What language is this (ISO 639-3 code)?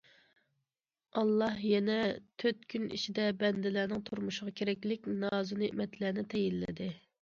uig